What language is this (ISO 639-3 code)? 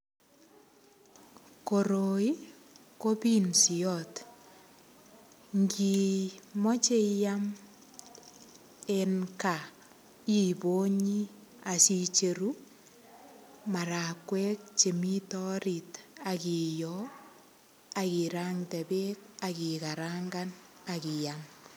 kln